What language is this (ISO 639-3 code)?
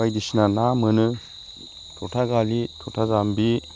brx